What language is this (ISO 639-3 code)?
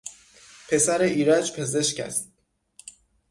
fas